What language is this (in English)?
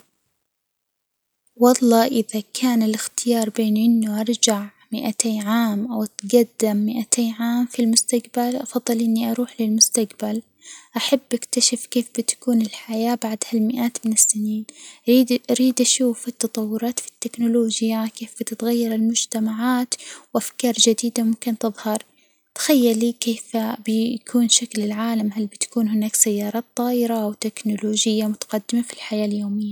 Hijazi Arabic